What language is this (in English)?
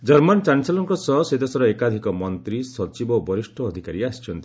Odia